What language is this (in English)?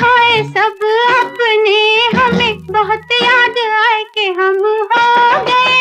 Hindi